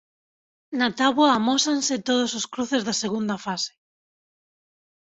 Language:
Galician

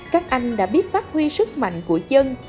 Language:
Vietnamese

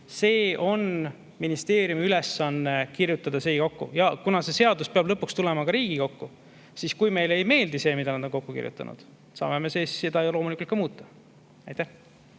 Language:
Estonian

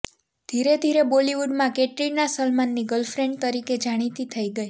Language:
Gujarati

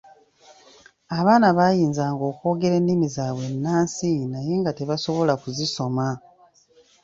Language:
Ganda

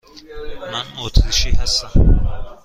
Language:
Persian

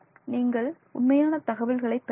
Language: Tamil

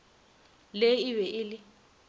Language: Northern Sotho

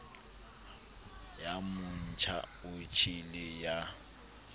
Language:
Southern Sotho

